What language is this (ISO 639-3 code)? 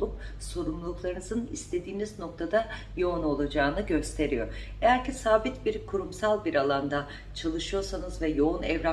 tur